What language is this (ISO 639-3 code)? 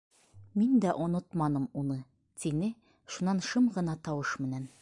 bak